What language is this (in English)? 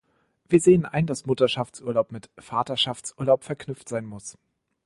German